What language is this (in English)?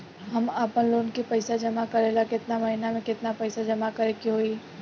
Bhojpuri